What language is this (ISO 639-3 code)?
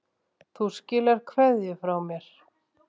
isl